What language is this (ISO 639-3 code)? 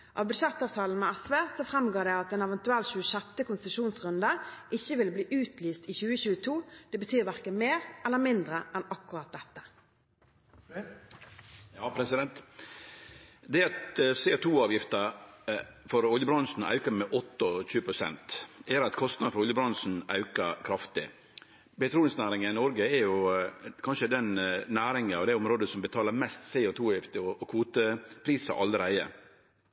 nor